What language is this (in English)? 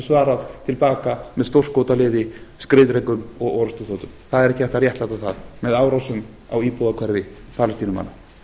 Icelandic